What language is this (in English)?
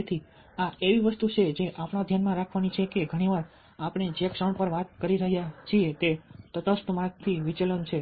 Gujarati